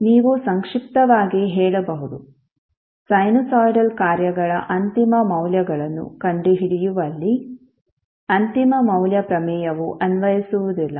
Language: Kannada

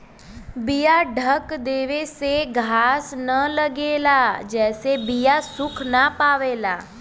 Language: Bhojpuri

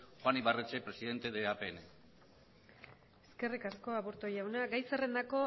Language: Basque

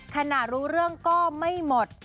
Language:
Thai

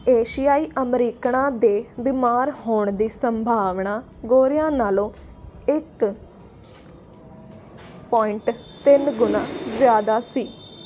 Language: Punjabi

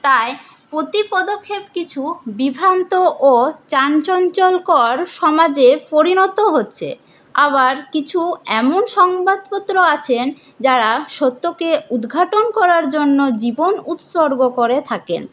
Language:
Bangla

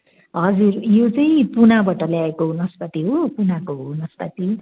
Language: Nepali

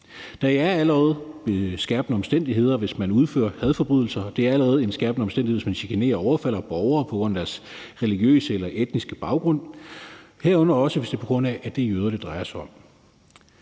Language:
Danish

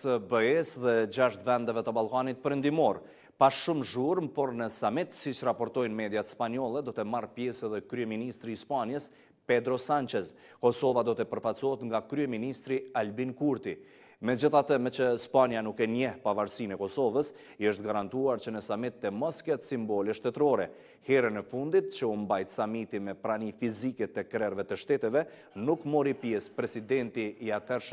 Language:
Romanian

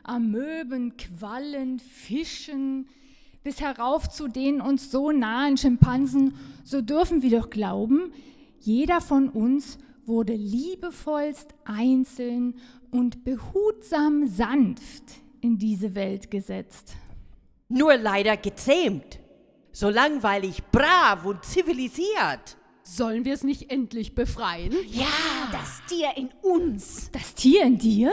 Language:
German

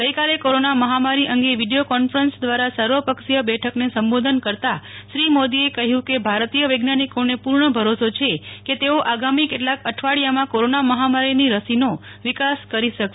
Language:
Gujarati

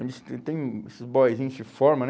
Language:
Portuguese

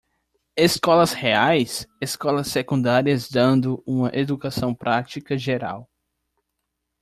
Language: Portuguese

